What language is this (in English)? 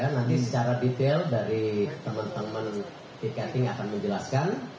Indonesian